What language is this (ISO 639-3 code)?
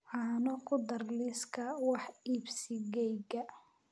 som